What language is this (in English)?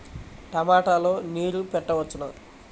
Telugu